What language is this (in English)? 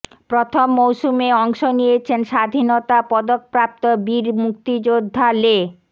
Bangla